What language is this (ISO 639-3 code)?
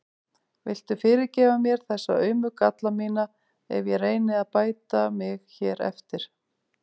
isl